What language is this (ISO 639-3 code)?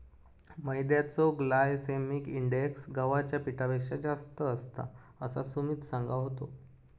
mar